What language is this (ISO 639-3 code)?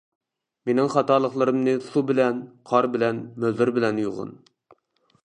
uig